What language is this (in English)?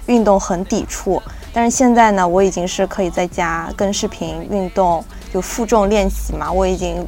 Chinese